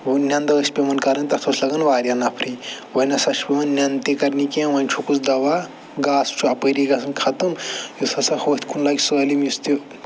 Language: Kashmiri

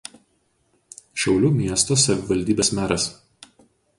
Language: Lithuanian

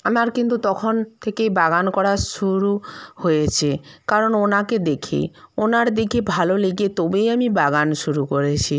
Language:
Bangla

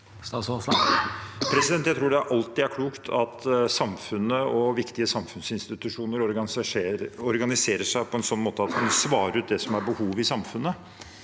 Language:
Norwegian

